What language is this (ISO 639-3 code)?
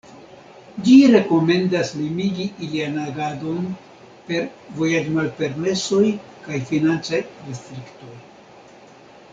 epo